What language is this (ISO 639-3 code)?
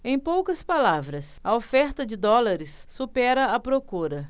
por